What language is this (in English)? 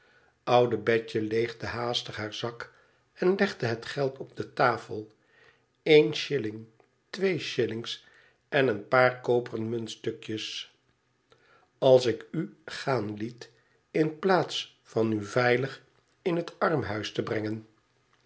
Dutch